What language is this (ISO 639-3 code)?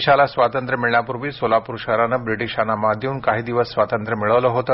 mar